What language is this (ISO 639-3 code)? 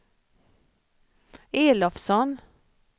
swe